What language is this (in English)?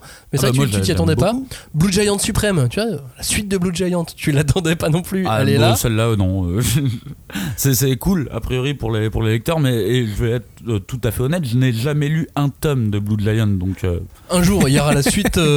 French